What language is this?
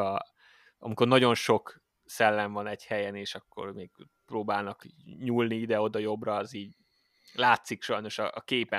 Hungarian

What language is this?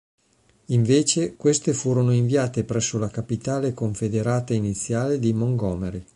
Italian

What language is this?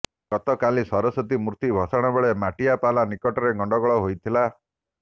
Odia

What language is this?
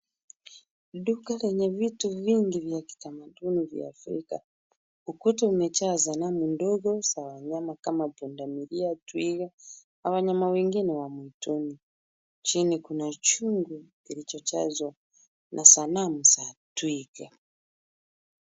Swahili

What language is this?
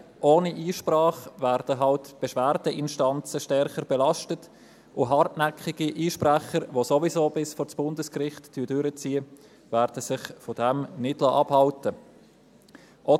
Swiss German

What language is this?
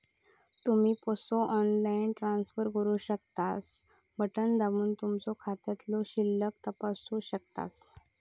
Marathi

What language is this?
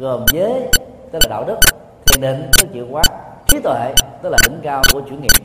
Vietnamese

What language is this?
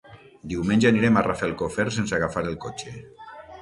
Catalan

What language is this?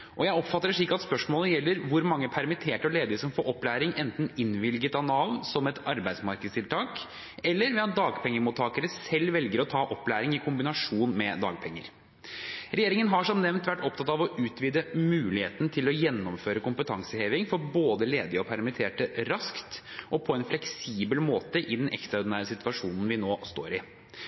Norwegian Bokmål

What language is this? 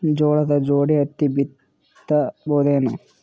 Kannada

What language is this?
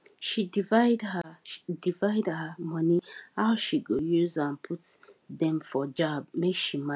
Nigerian Pidgin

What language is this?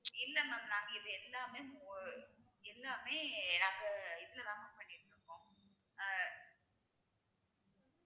Tamil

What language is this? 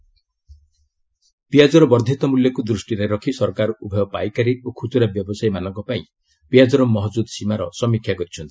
Odia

